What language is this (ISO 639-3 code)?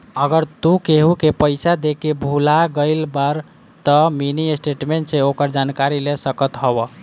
bho